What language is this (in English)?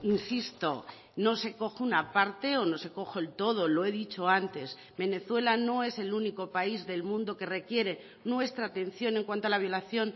Spanish